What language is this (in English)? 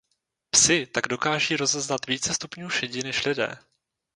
Czech